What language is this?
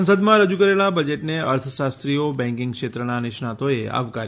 Gujarati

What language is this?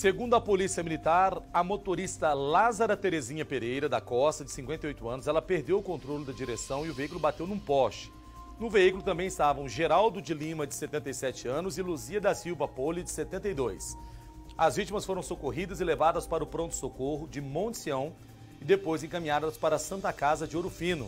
Portuguese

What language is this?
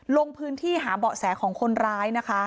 Thai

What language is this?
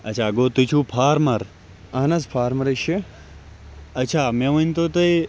Kashmiri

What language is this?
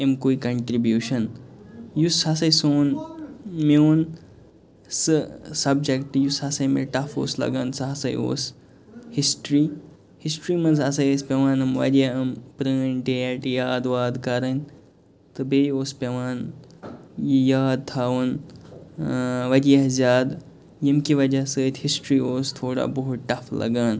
Kashmiri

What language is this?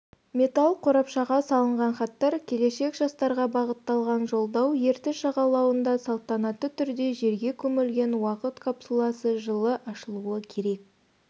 Kazakh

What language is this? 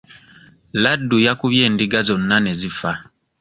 Ganda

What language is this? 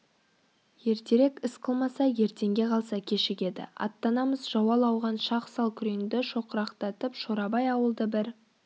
Kazakh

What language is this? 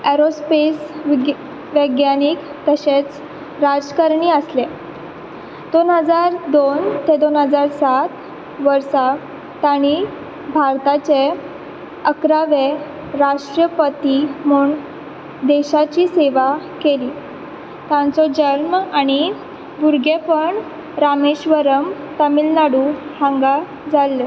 Konkani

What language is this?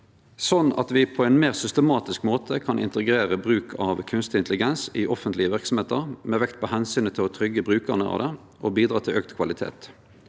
Norwegian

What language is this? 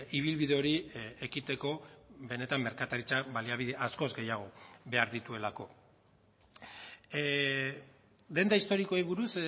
Basque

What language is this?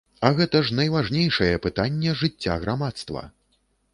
Belarusian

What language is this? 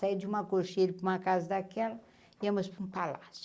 Portuguese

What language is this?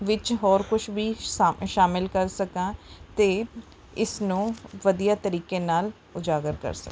Punjabi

